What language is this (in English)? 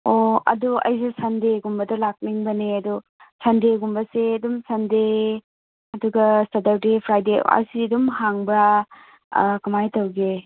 Manipuri